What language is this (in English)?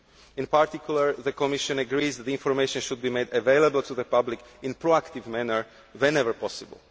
English